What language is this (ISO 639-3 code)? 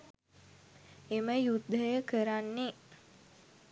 sin